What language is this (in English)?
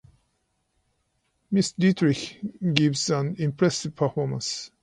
English